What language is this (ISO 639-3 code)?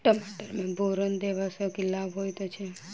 mai